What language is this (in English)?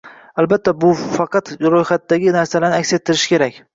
Uzbek